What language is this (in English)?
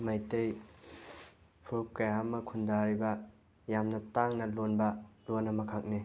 Manipuri